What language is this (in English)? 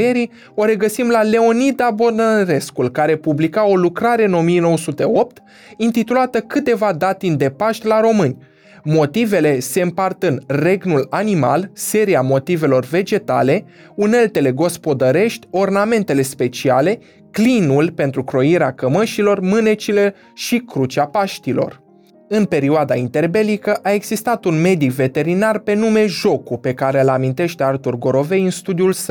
Romanian